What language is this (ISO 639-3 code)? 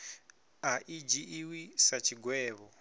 ven